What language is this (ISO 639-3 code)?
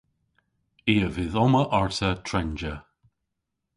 cor